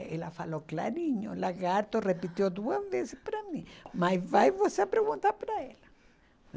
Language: Portuguese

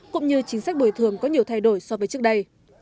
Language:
Vietnamese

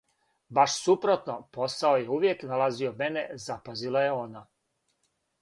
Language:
Serbian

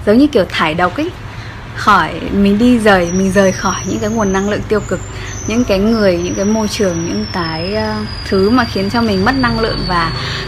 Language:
Vietnamese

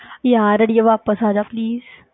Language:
Punjabi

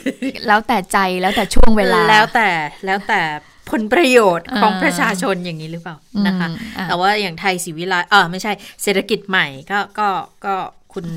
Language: Thai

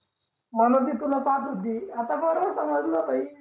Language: Marathi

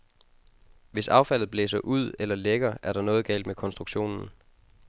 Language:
Danish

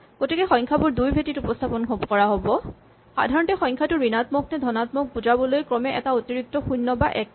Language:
Assamese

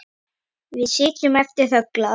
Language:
Icelandic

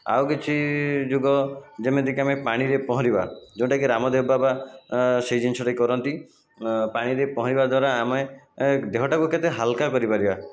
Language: Odia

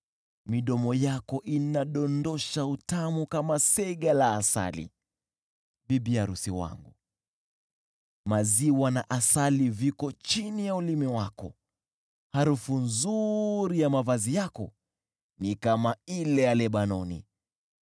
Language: Swahili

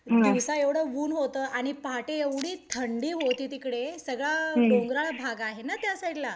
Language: Marathi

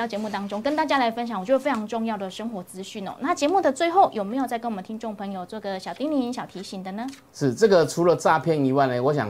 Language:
Chinese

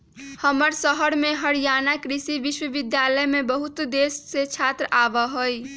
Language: Magahi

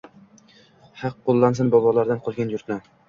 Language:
Uzbek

